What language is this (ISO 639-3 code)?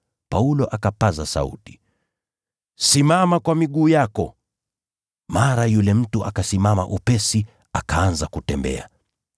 swa